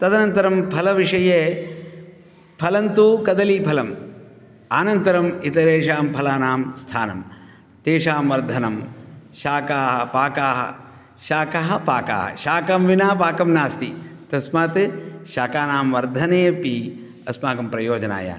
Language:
Sanskrit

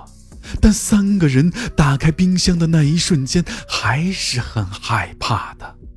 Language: Chinese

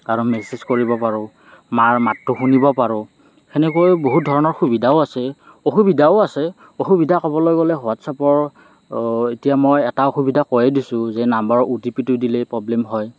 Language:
Assamese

